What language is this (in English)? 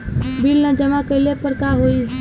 Bhojpuri